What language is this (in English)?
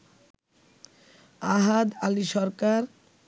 Bangla